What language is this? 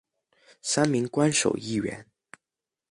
Chinese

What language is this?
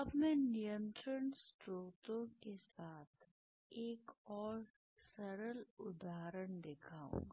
Hindi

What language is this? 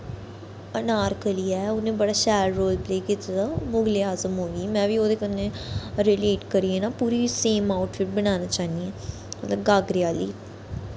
Dogri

